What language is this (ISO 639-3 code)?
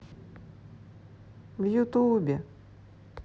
rus